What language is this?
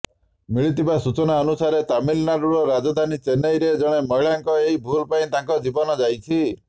Odia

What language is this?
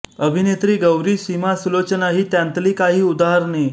Marathi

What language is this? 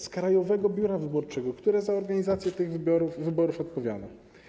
Polish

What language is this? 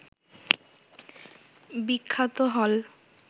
Bangla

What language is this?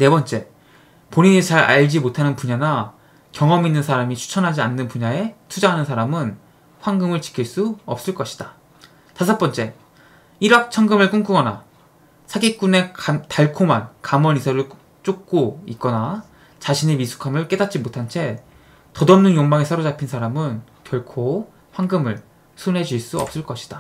Korean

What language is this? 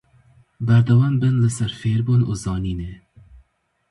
Kurdish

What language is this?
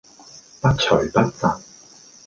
Cantonese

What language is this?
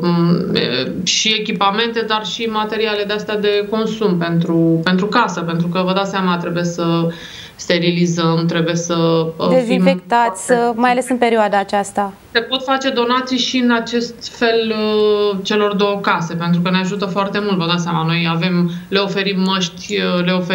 Romanian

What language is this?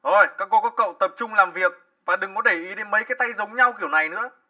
Vietnamese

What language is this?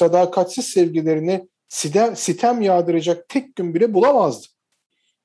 Turkish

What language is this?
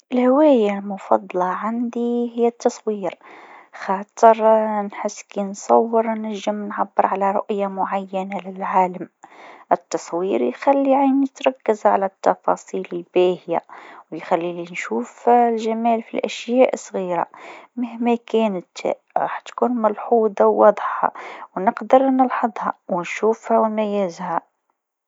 Tunisian Arabic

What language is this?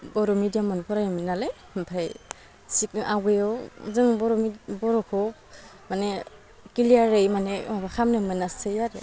Bodo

